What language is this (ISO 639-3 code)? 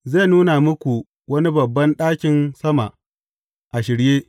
hau